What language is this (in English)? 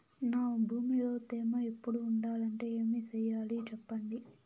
Telugu